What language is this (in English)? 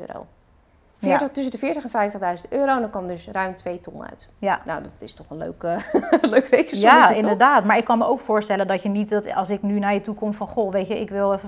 Dutch